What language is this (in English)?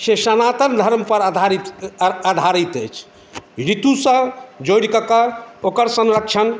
Maithili